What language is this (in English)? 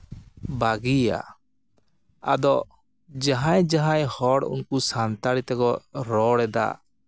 Santali